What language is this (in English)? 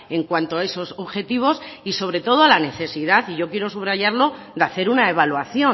Spanish